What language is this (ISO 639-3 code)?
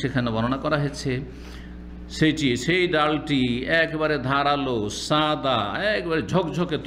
ara